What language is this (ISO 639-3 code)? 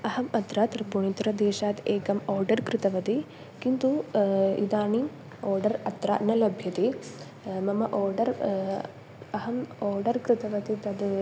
san